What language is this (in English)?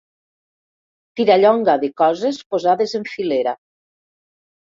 Catalan